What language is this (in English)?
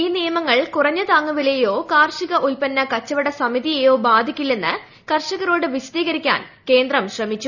Malayalam